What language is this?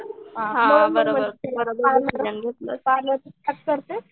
Marathi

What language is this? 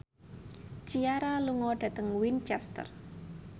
Javanese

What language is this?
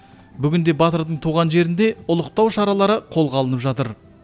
Kazakh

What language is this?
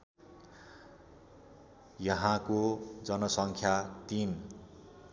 Nepali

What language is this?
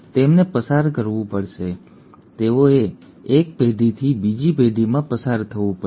Gujarati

